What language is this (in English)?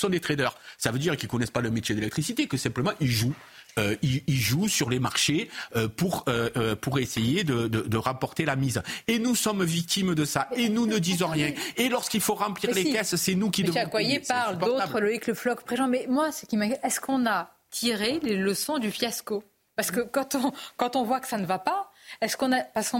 French